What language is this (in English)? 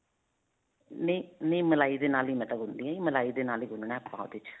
Punjabi